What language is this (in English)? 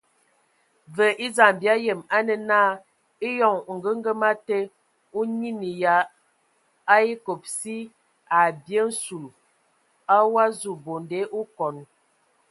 Ewondo